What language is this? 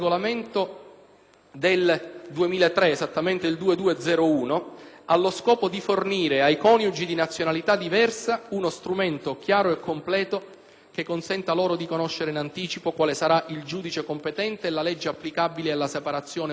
Italian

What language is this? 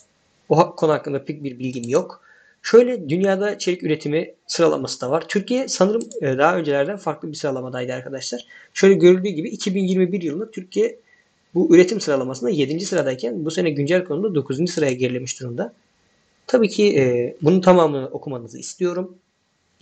Turkish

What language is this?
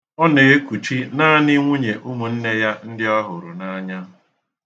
Igbo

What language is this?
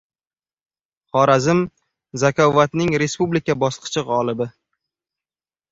Uzbek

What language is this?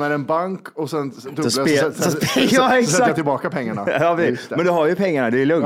Swedish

